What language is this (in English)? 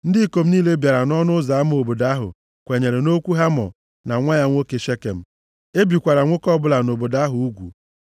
Igbo